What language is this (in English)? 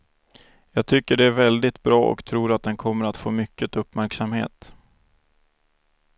Swedish